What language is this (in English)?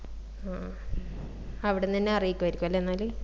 Malayalam